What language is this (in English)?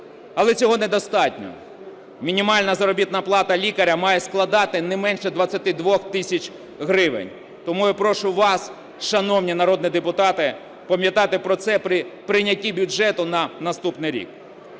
Ukrainian